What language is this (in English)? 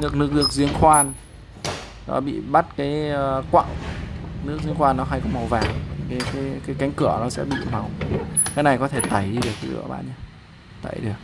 Vietnamese